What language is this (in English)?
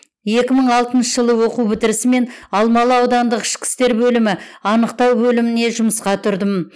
Kazakh